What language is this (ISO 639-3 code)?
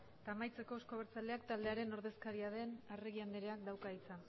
eus